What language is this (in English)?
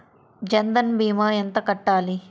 Telugu